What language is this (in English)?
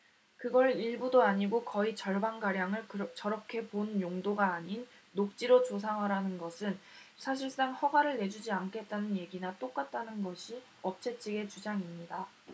Korean